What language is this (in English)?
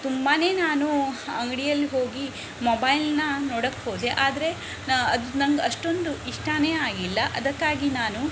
Kannada